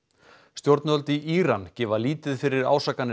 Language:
Icelandic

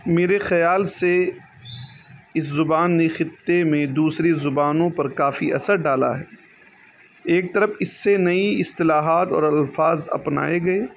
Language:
Urdu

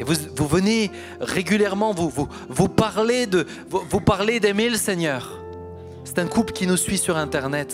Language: French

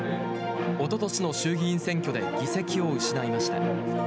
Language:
Japanese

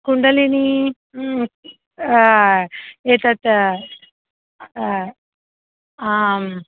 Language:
Sanskrit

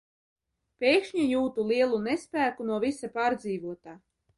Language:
Latvian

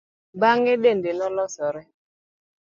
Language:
Luo (Kenya and Tanzania)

